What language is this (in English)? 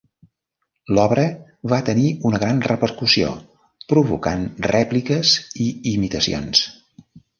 Catalan